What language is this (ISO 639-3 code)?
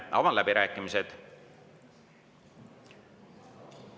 est